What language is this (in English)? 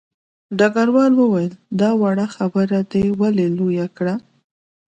Pashto